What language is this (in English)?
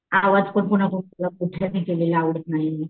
Marathi